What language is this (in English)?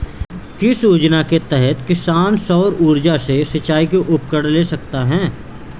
Hindi